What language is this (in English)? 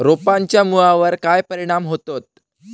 Marathi